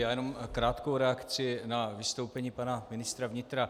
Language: Czech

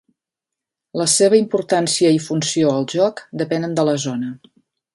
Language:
Catalan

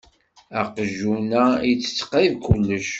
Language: Kabyle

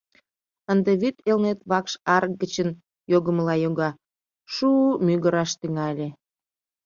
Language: Mari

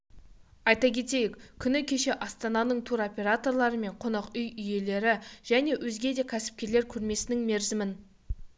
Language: Kazakh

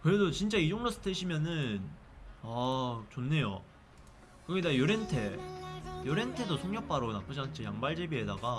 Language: Korean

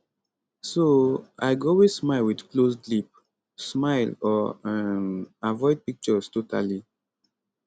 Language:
Nigerian Pidgin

